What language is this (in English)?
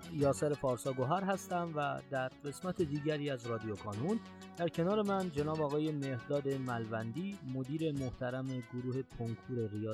Persian